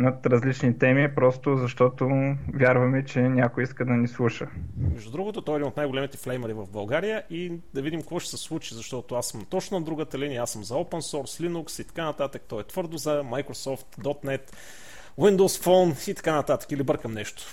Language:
Bulgarian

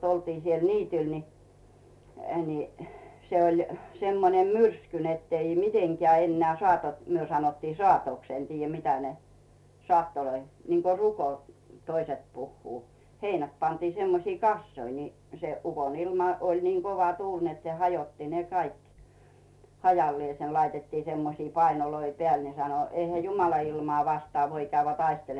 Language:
Finnish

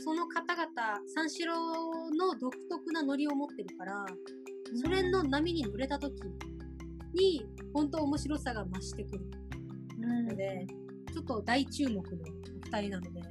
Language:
Japanese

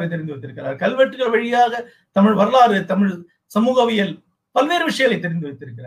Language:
Tamil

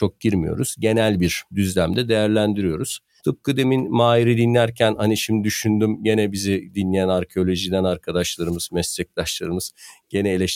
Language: Turkish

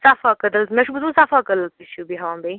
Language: Kashmiri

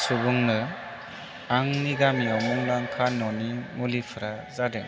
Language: Bodo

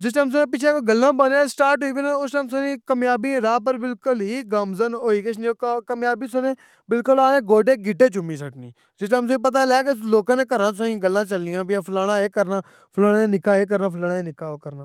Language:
Pahari-Potwari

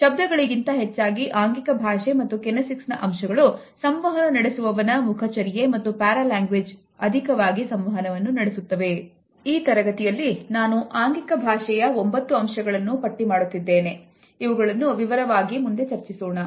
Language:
Kannada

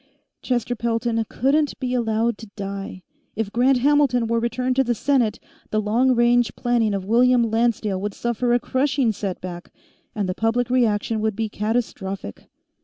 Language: English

